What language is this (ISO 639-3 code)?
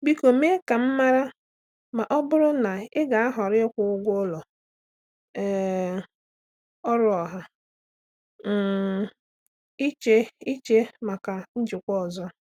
ibo